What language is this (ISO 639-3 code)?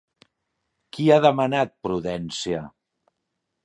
cat